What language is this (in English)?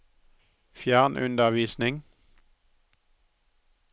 Norwegian